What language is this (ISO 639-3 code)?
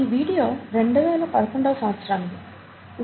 tel